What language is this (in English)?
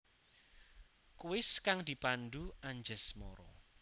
Javanese